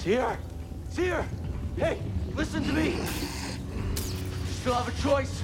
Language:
English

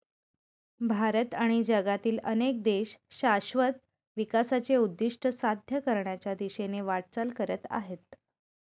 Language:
Marathi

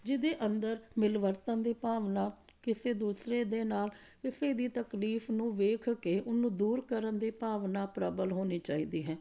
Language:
Punjabi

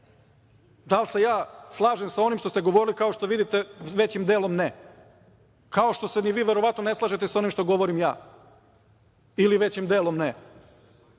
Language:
Serbian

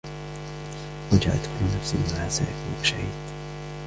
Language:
Arabic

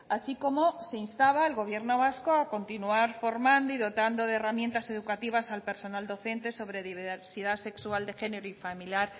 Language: Spanish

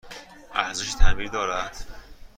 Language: Persian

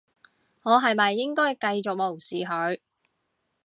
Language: Cantonese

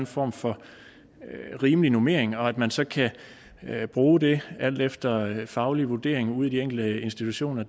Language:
Danish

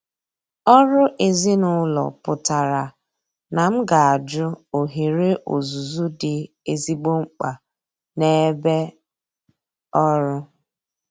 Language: Igbo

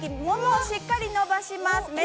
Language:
Japanese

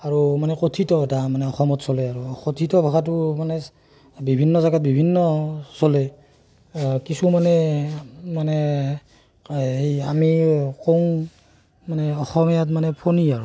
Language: Assamese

